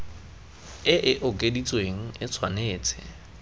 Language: Tswana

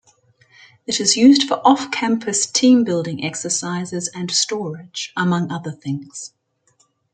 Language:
English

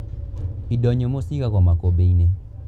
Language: Kikuyu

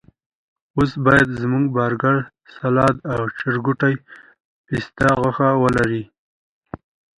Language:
Pashto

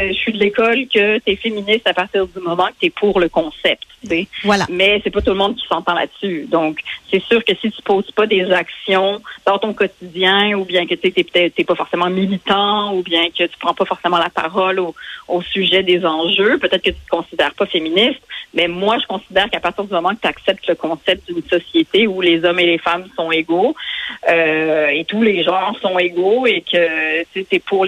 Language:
French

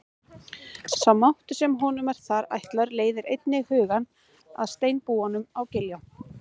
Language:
Icelandic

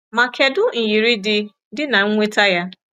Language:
Igbo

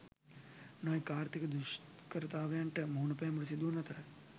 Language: Sinhala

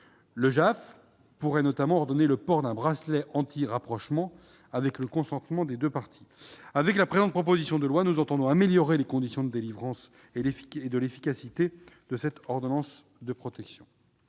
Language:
French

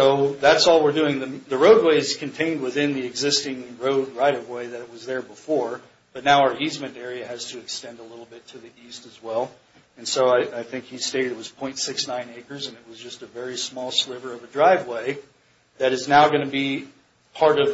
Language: English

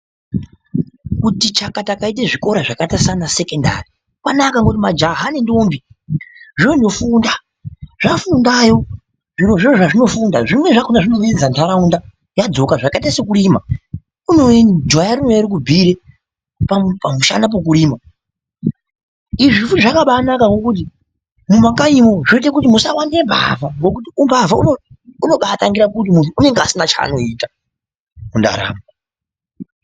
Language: Ndau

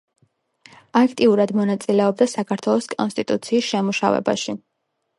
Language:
Georgian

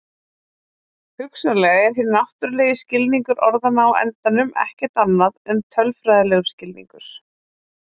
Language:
Icelandic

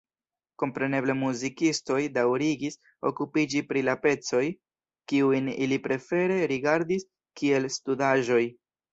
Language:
Esperanto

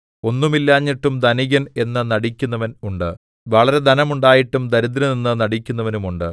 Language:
Malayalam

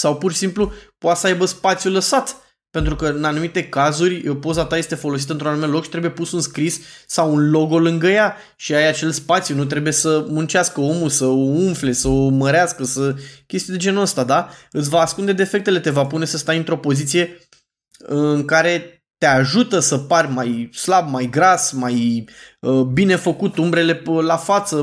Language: Romanian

